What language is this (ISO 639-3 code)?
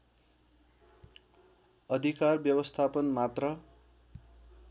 nep